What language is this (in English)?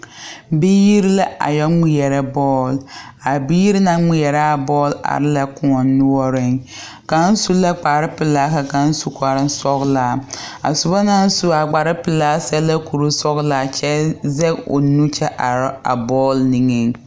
Southern Dagaare